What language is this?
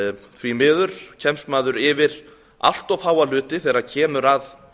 Icelandic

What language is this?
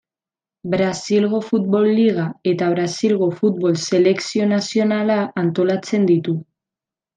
Basque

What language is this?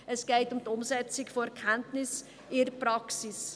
Swiss German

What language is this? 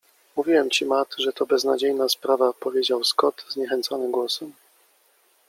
Polish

